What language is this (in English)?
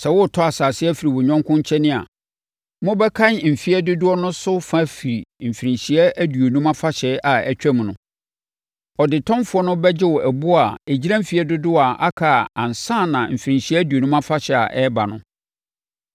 Akan